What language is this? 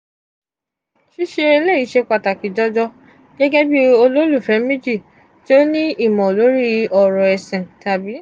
Yoruba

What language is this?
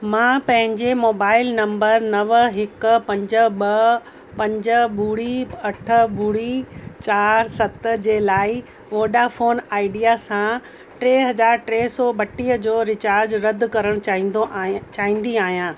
Sindhi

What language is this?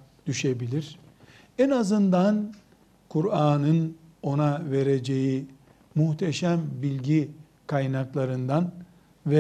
Turkish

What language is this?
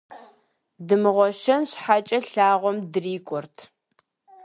Kabardian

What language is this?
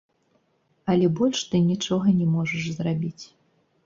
Belarusian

